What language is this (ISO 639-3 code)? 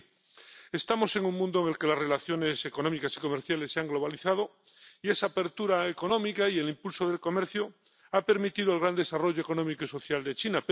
spa